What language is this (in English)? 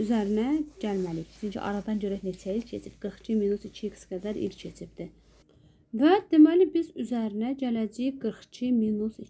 Turkish